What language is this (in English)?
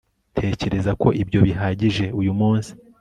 Kinyarwanda